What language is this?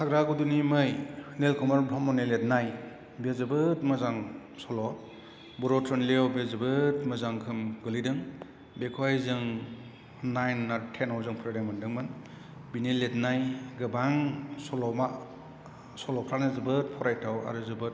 Bodo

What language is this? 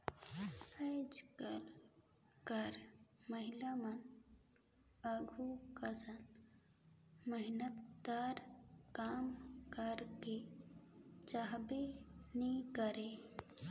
Chhattisgarhi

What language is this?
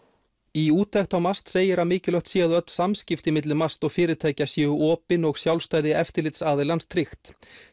Icelandic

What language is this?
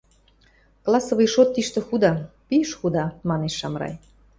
Western Mari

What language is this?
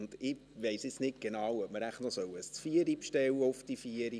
Swiss German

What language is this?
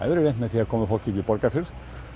Icelandic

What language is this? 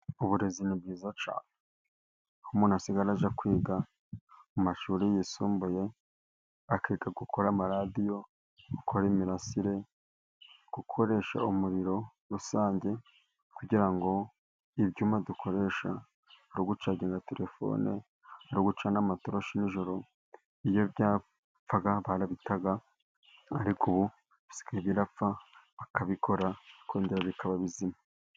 Kinyarwanda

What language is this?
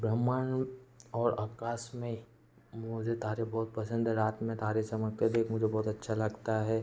Hindi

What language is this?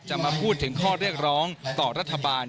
Thai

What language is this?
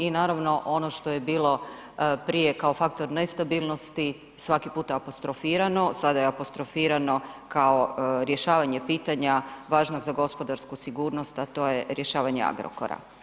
Croatian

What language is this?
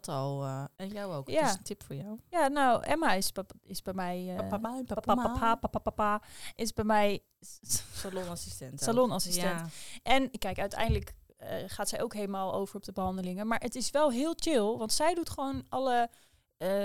Dutch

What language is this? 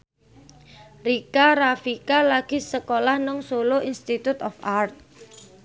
Javanese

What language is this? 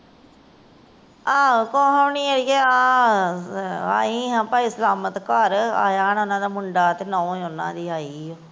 Punjabi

